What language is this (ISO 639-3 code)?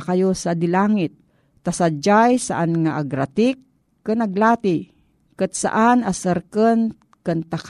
fil